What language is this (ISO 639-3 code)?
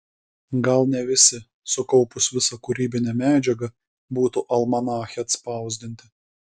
lit